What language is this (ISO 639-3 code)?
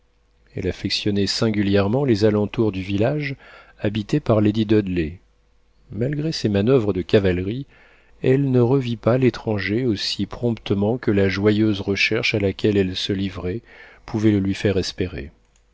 fra